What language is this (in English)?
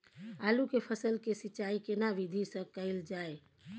Maithili